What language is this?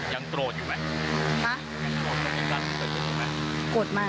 Thai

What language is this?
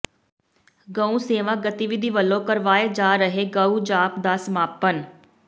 Punjabi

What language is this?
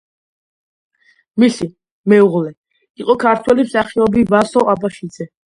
Georgian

